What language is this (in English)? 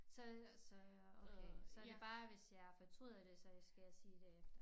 Danish